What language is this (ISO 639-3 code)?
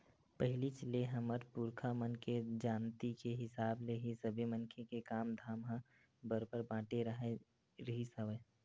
hne